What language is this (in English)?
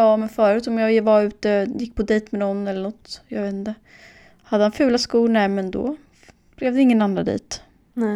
Swedish